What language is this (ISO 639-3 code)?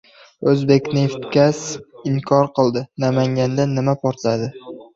uzb